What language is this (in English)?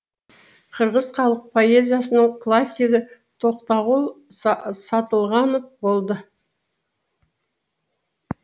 Kazakh